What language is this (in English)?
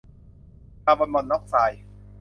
Thai